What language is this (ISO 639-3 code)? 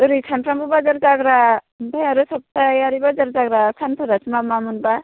brx